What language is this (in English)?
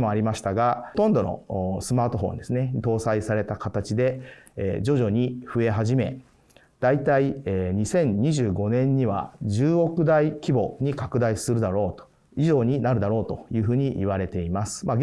Japanese